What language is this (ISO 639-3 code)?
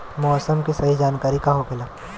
bho